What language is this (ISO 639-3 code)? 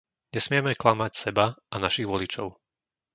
slk